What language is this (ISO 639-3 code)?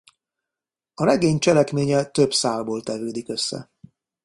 hun